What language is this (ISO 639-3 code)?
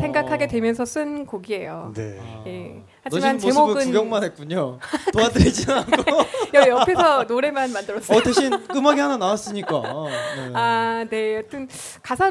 kor